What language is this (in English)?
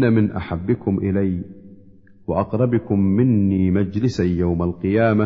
Arabic